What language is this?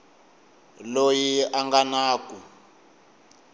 Tsonga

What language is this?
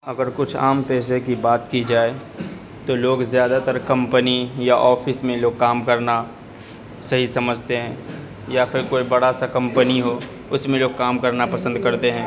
Urdu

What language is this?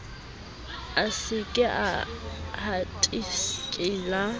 Southern Sotho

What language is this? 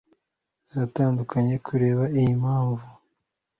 Kinyarwanda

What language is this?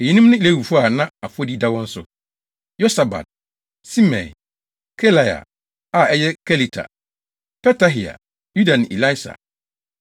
Akan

